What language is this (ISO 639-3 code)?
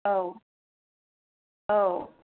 brx